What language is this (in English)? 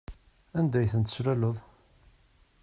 Kabyle